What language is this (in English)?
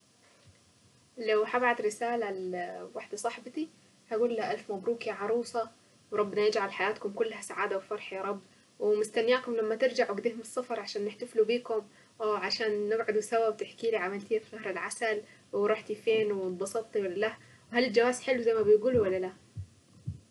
Saidi Arabic